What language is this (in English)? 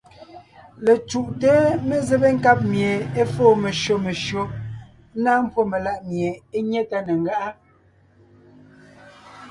Ngiemboon